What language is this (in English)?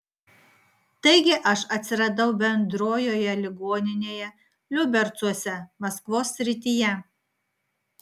Lithuanian